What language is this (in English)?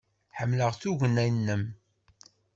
Kabyle